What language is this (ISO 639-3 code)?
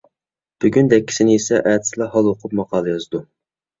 uig